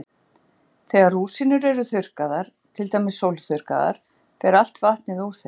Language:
Icelandic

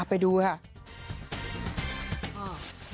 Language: Thai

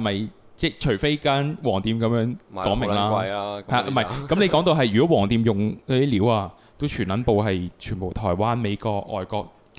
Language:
Chinese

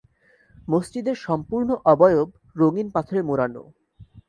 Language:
Bangla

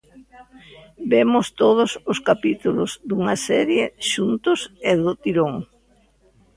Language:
Galician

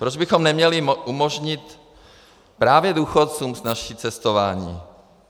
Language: Czech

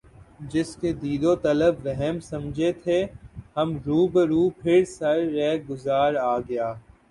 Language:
Urdu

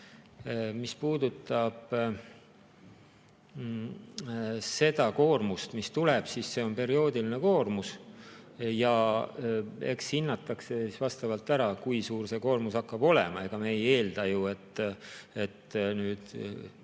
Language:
Estonian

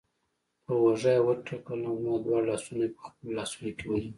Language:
Pashto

